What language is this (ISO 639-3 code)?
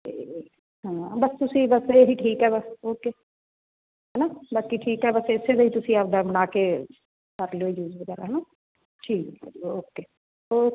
pan